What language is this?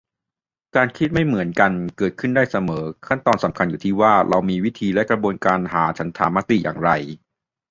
Thai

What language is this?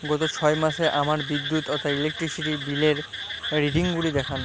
Bangla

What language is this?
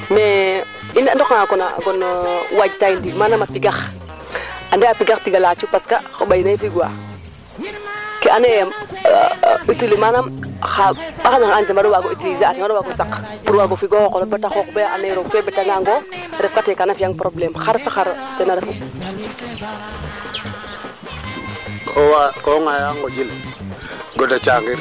Serer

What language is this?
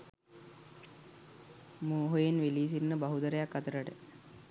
Sinhala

